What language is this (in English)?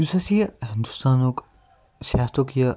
Kashmiri